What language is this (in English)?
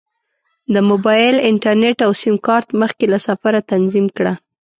Pashto